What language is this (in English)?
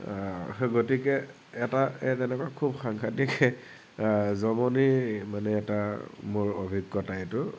Assamese